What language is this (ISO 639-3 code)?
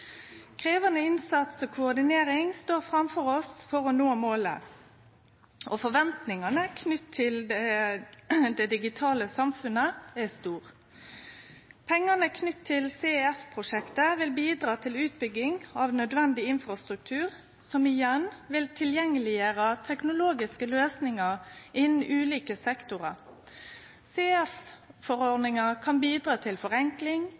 nno